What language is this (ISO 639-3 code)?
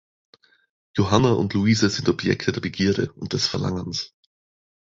deu